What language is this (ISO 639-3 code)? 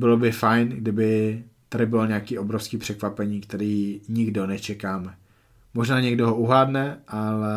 ces